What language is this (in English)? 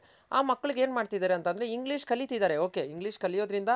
Kannada